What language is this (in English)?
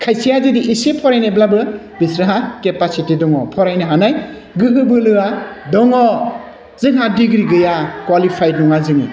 Bodo